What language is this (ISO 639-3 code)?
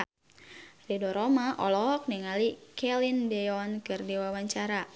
sun